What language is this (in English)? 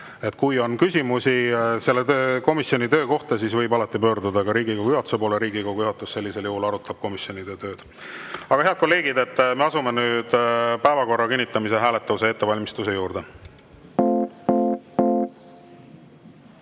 Estonian